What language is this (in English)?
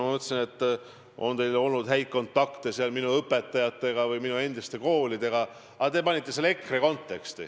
Estonian